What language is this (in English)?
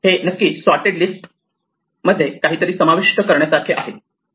Marathi